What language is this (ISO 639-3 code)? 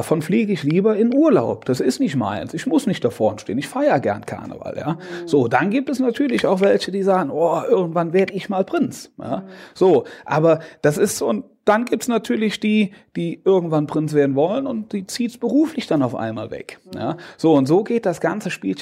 deu